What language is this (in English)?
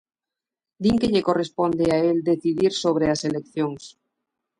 Galician